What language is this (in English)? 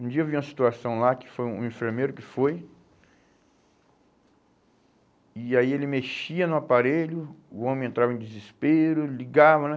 Portuguese